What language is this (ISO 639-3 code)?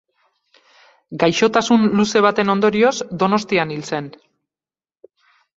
eus